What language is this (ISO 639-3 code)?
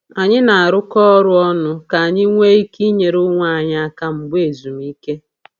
ibo